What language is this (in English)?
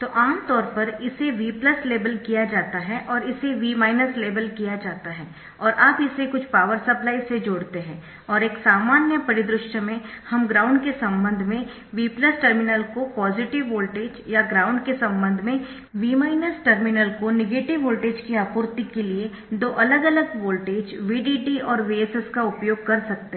Hindi